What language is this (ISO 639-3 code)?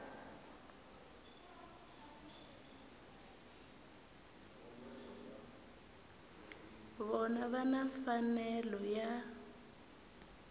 tso